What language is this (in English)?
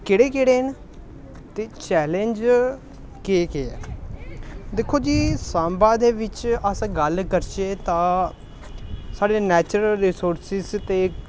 Dogri